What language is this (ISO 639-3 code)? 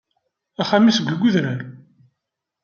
kab